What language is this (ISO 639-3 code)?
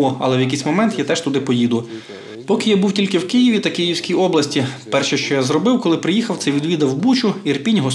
ukr